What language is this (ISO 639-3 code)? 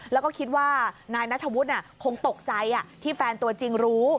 tha